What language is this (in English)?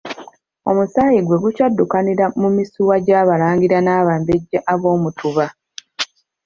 Ganda